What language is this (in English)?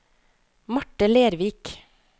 Norwegian